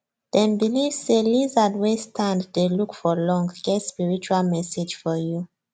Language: Nigerian Pidgin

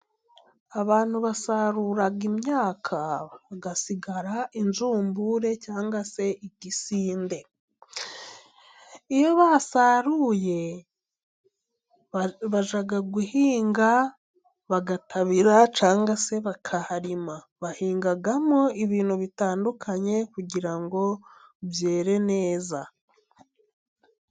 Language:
Kinyarwanda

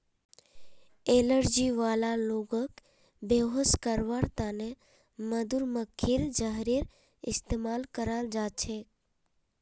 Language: Magahi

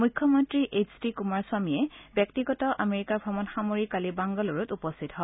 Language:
Assamese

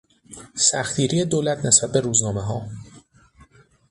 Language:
Persian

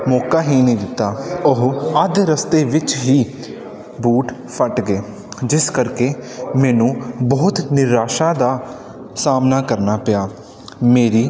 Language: Punjabi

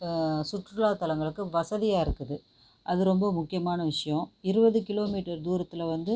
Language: Tamil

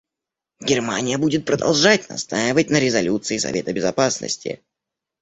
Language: Russian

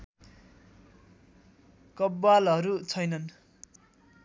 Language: Nepali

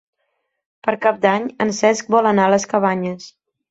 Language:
Catalan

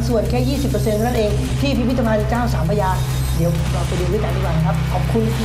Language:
Thai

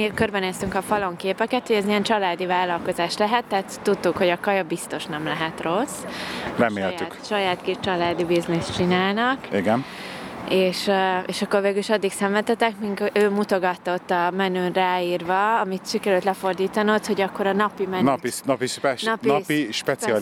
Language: Hungarian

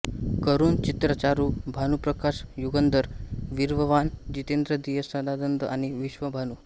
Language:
Marathi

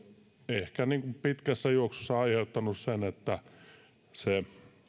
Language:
Finnish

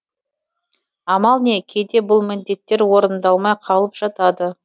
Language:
Kazakh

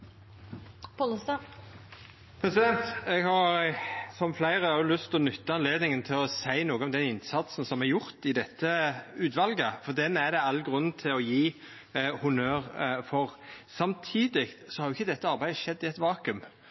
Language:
Norwegian Nynorsk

